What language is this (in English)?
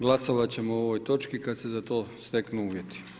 Croatian